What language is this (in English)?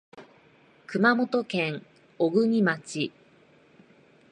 Japanese